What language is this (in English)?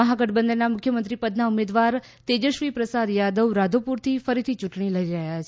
Gujarati